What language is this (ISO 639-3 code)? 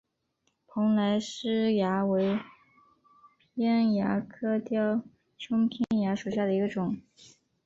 zho